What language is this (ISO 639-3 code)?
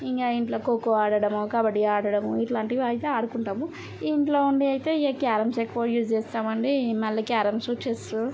tel